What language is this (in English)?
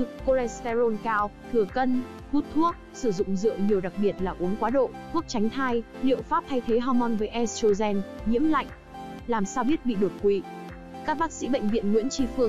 Vietnamese